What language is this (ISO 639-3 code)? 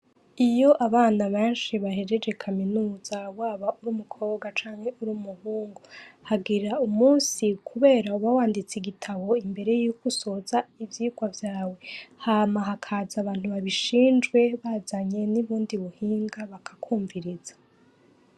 run